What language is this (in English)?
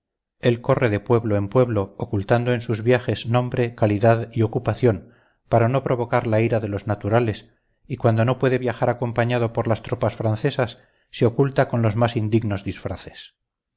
Spanish